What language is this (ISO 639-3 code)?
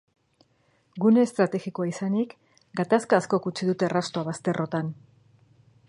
eus